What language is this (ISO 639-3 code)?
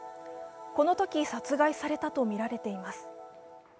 jpn